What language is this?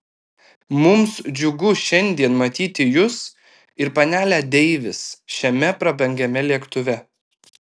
Lithuanian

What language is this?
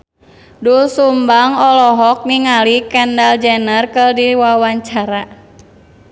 Sundanese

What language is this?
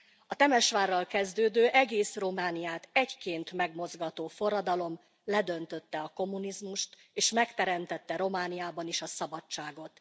Hungarian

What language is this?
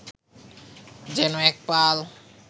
Bangla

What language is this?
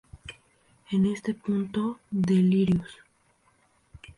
Spanish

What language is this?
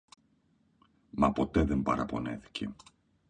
Greek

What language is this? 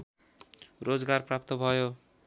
Nepali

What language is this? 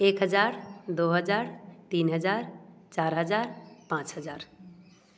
Hindi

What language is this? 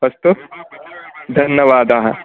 Sanskrit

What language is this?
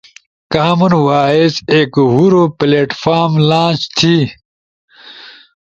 Ushojo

